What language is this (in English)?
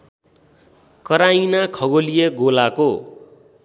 Nepali